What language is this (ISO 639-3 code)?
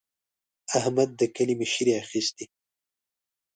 pus